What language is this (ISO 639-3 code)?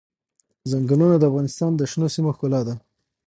pus